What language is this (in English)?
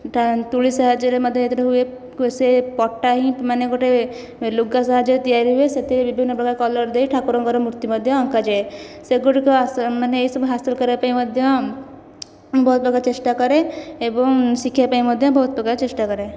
Odia